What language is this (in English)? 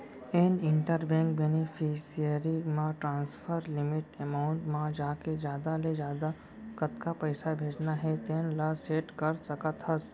Chhattisgarhi